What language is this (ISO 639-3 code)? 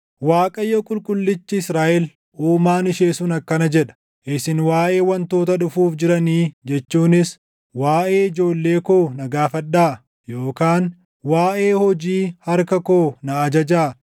orm